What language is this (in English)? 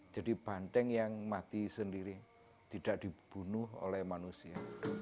Indonesian